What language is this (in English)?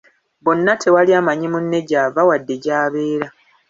Ganda